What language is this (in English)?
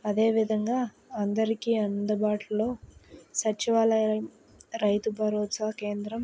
Telugu